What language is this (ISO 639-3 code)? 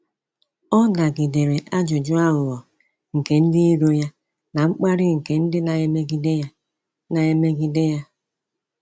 ibo